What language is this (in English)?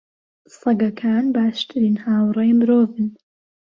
Central Kurdish